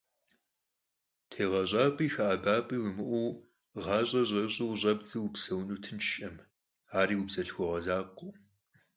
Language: Kabardian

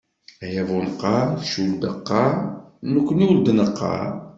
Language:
Kabyle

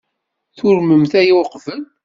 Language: Kabyle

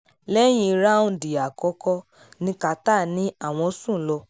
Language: Yoruba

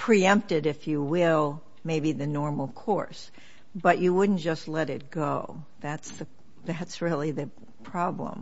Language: English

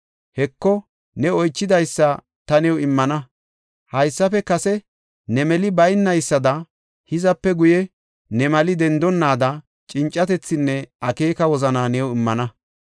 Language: Gofa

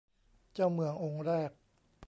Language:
Thai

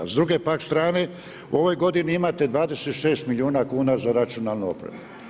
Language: Croatian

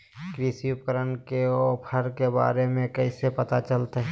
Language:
Magahi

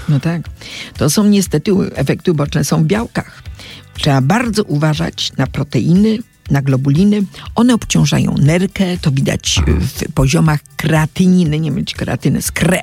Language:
Polish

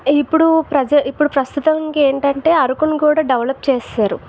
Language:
Telugu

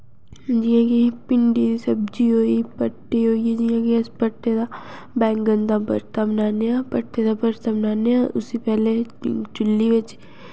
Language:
Dogri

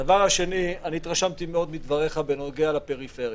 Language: Hebrew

